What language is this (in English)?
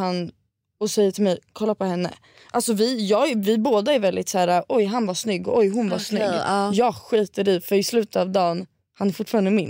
Swedish